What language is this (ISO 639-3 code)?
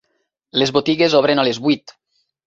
cat